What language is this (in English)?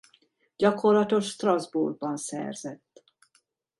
Hungarian